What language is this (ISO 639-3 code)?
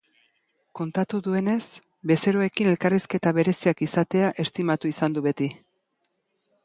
eus